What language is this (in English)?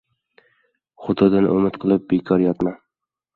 Uzbek